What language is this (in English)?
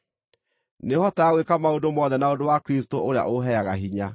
Kikuyu